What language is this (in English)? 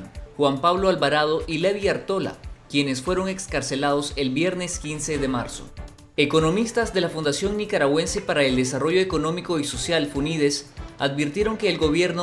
Spanish